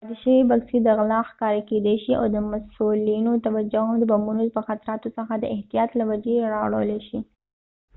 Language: Pashto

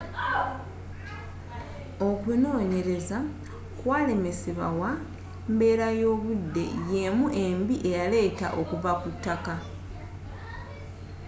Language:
Ganda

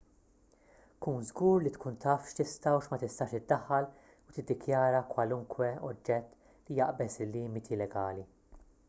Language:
Maltese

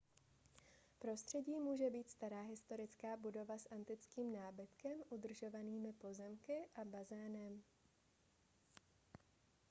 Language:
Czech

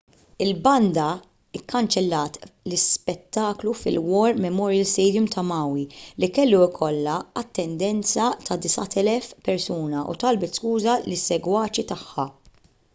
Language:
Maltese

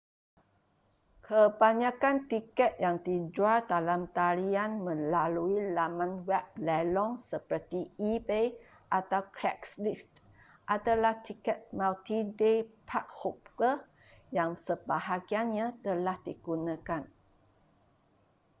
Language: Malay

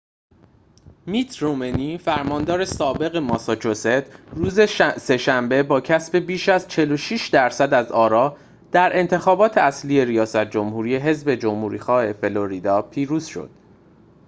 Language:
Persian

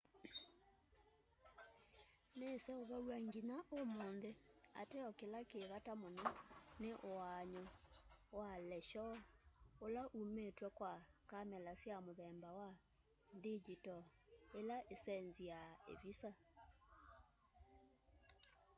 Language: Kamba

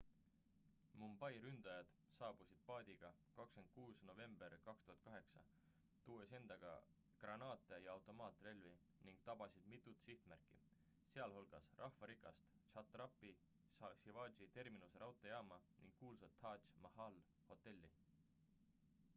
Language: Estonian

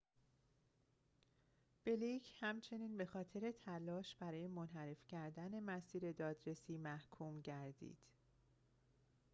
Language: Persian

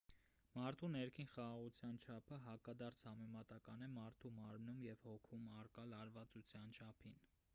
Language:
Armenian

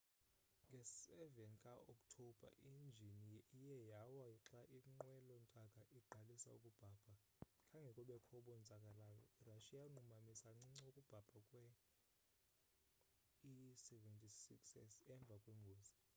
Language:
Xhosa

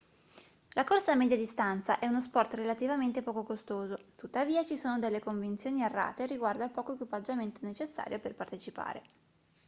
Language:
Italian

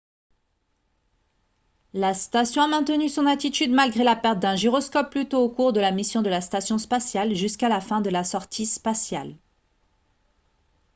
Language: French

